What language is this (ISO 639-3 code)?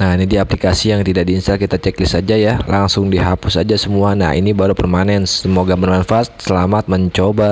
ind